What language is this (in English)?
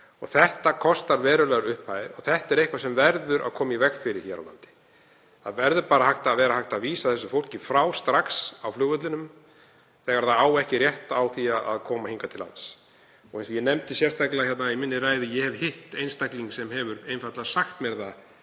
Icelandic